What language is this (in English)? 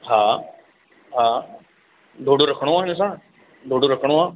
Sindhi